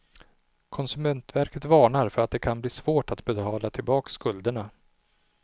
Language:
Swedish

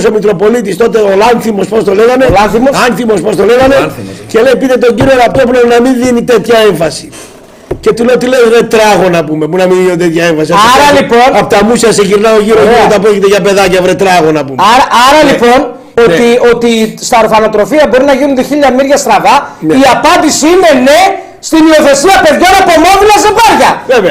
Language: Greek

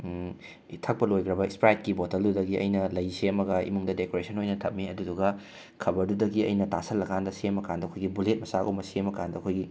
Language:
Manipuri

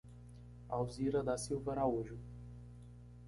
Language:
Portuguese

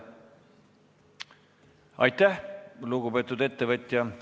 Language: Estonian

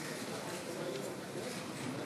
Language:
Hebrew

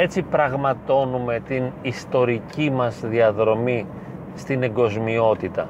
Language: Greek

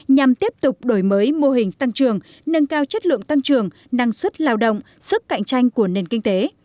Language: Vietnamese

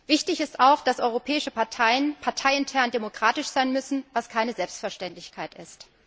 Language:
German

